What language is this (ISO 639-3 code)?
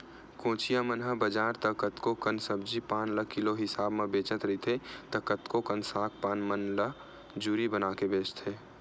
hne